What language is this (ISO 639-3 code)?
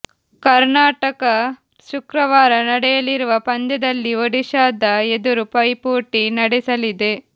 kan